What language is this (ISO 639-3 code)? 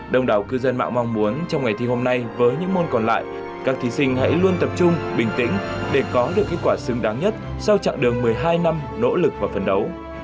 vie